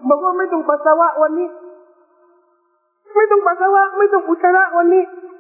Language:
Thai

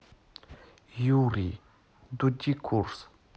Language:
Russian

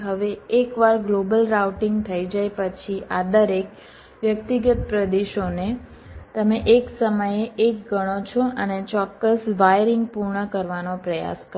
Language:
Gujarati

